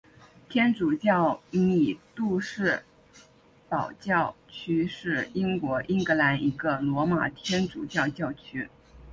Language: Chinese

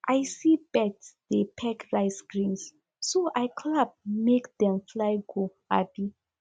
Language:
Nigerian Pidgin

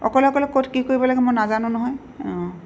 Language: Assamese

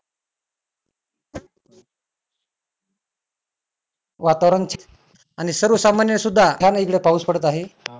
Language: Marathi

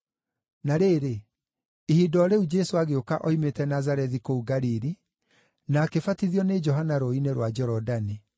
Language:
Kikuyu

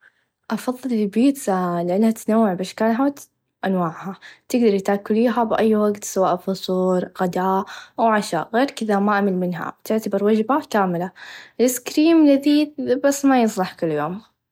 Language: Najdi Arabic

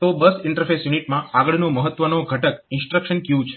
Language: Gujarati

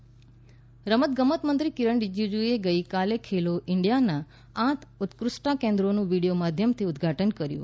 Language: Gujarati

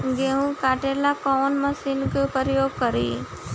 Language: Bhojpuri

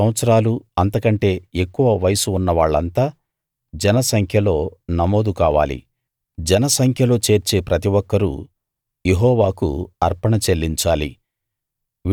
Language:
Telugu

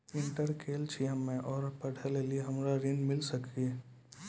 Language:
Maithili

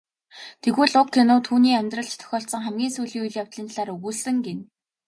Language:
Mongolian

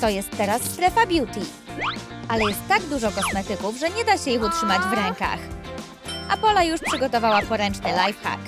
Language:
Polish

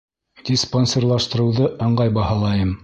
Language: Bashkir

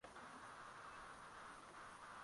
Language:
Swahili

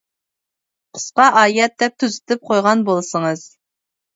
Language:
Uyghur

